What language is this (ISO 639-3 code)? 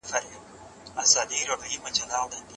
pus